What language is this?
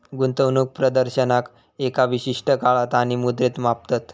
Marathi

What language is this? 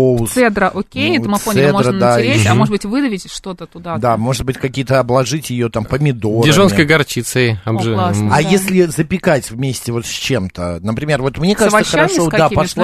Russian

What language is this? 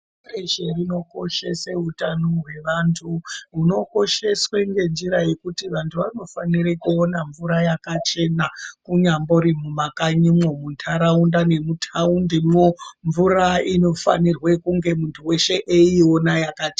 Ndau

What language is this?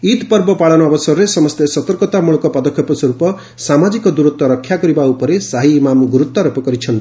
Odia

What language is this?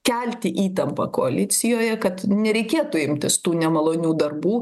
Lithuanian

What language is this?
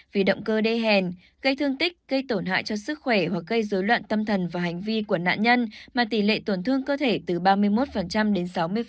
Vietnamese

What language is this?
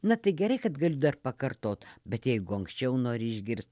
Lithuanian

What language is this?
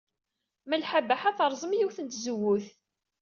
Kabyle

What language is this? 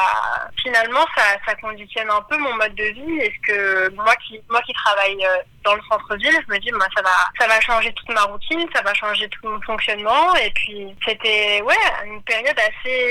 French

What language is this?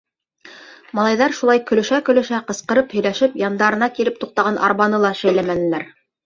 Bashkir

